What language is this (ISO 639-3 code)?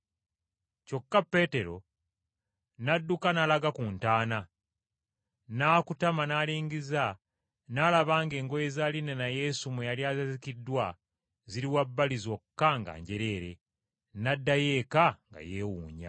lug